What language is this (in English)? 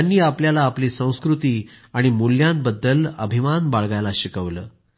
Marathi